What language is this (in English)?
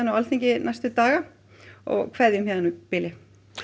Icelandic